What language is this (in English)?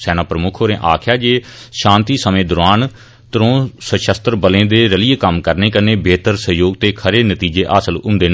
Dogri